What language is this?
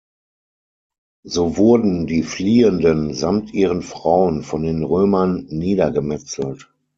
German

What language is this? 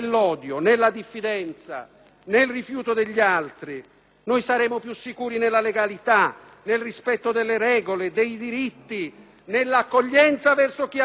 Italian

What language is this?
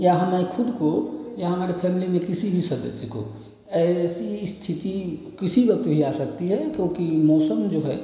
Hindi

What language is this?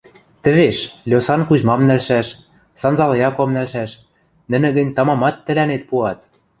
Western Mari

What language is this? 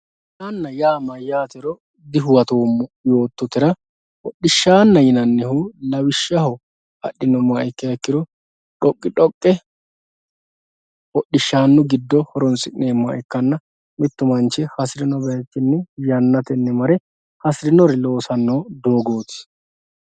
Sidamo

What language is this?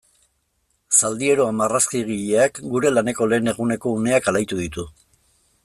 Basque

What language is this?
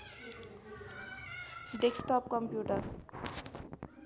Nepali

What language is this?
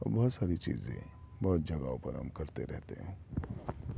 Urdu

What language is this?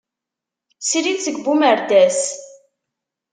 Kabyle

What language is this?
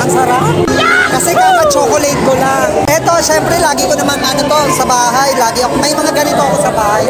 Filipino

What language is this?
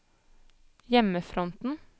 Norwegian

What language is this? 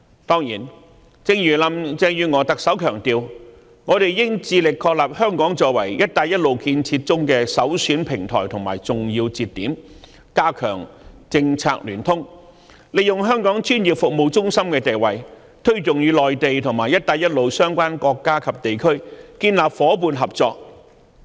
Cantonese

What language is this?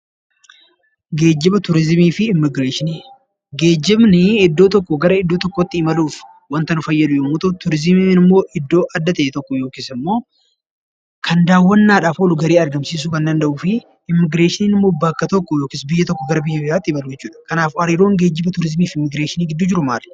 Oromo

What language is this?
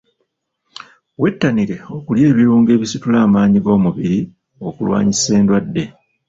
Ganda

